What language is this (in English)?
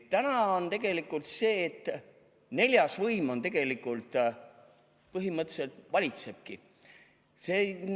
Estonian